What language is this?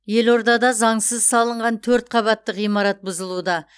Kazakh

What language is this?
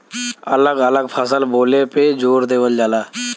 Bhojpuri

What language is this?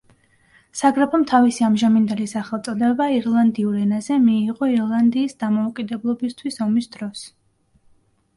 Georgian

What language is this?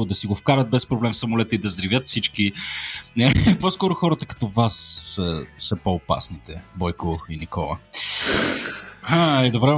Bulgarian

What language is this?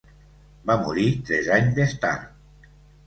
Catalan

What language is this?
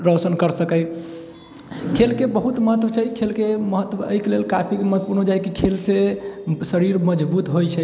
Maithili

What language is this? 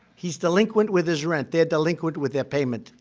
English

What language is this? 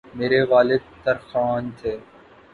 Urdu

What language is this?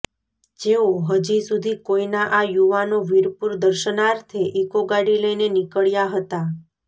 Gujarati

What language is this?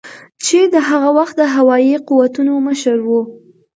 Pashto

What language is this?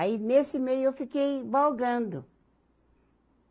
Portuguese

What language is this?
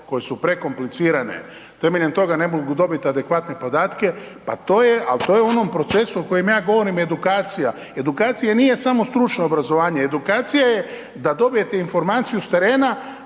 Croatian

